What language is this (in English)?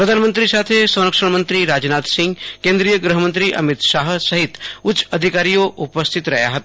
Gujarati